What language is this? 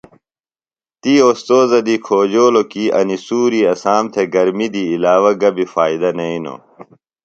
Phalura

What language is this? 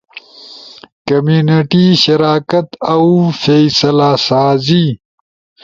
Ushojo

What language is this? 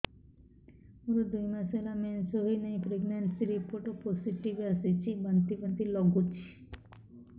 Odia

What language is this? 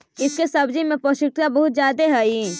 Magahi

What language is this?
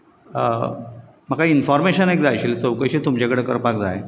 Konkani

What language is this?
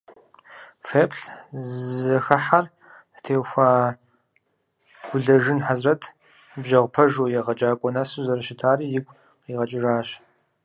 Kabardian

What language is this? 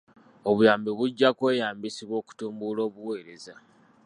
Ganda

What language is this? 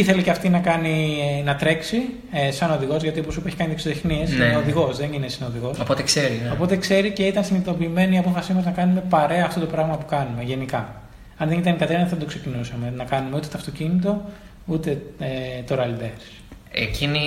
Greek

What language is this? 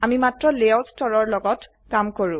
Assamese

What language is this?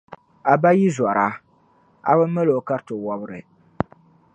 Dagbani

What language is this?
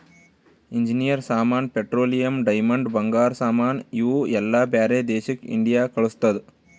Kannada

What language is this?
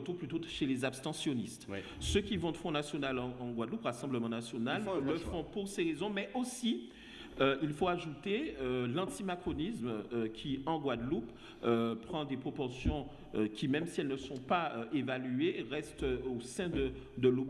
French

